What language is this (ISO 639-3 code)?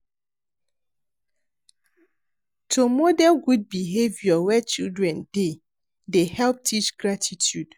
pcm